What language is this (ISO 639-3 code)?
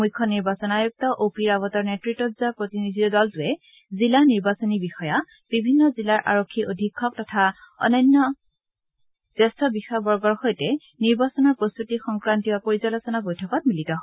asm